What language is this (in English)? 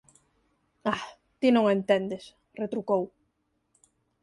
Galician